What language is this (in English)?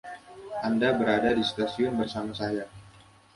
Indonesian